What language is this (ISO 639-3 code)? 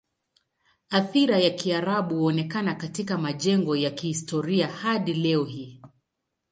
swa